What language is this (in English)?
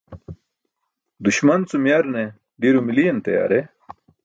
Burushaski